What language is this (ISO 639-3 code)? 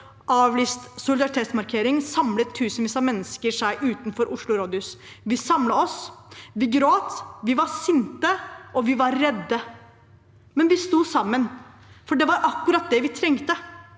nor